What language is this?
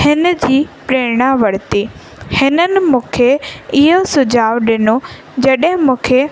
Sindhi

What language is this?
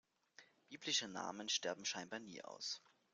German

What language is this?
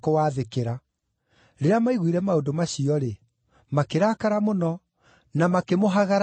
Kikuyu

